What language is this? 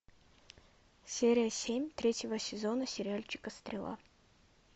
Russian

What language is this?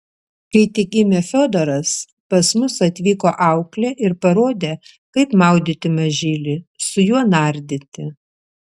Lithuanian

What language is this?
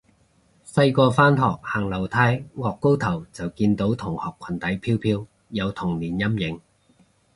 Cantonese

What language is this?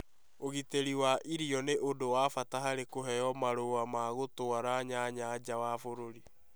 Kikuyu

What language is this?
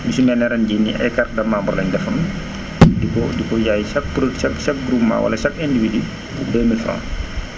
Wolof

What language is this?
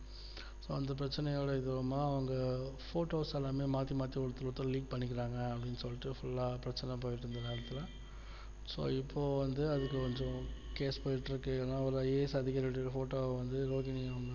Tamil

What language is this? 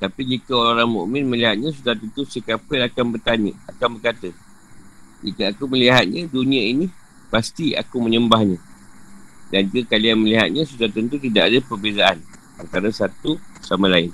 Malay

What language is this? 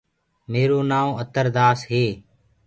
Gurgula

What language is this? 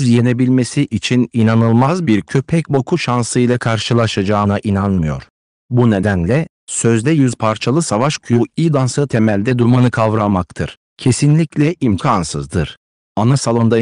Turkish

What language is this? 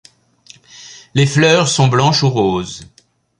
French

